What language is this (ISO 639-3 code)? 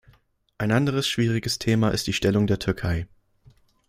deu